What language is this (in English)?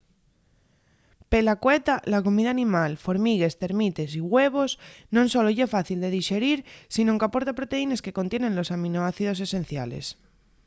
Asturian